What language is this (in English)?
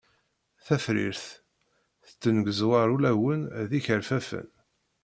Kabyle